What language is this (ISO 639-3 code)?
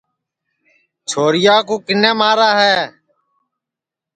ssi